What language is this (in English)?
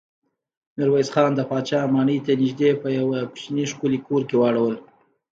Pashto